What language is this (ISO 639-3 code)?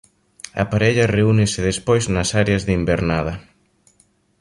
glg